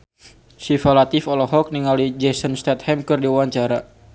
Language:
Sundanese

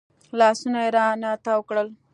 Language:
Pashto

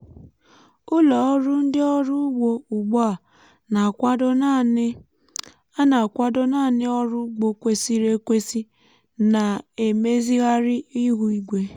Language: Igbo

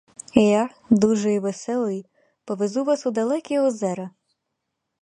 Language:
Ukrainian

